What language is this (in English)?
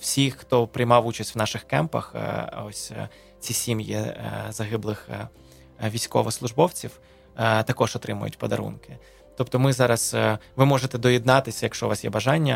Ukrainian